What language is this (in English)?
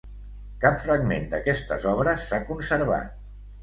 Catalan